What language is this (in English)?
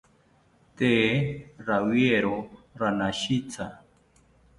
South Ucayali Ashéninka